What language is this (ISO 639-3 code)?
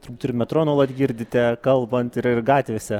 lit